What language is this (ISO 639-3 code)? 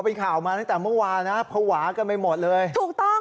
tha